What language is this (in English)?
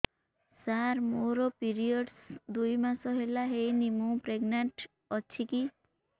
Odia